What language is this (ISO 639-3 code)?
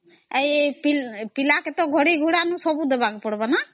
ori